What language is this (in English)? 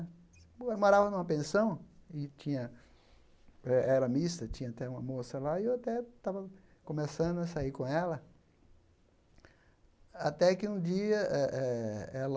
Portuguese